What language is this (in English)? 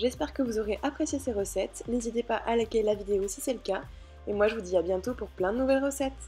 French